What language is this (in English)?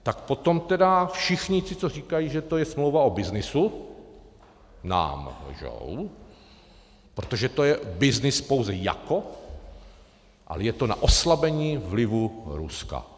Czech